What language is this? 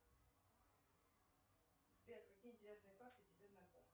Russian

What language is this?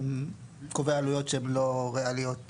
Hebrew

